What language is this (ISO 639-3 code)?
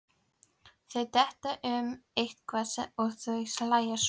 isl